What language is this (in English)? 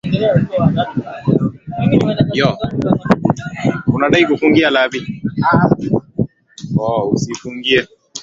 Swahili